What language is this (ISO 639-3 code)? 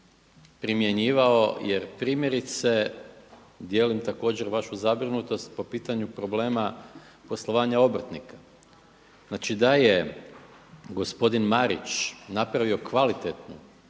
hrv